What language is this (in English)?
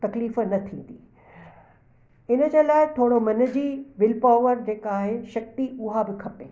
Sindhi